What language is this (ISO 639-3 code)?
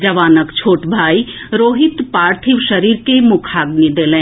mai